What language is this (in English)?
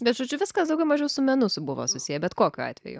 Lithuanian